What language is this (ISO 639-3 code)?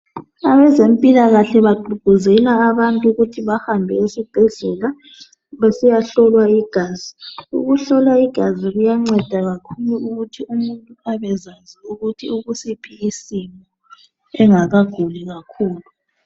nde